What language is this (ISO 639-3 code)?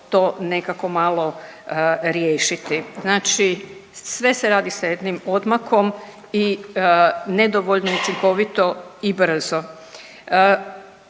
hrv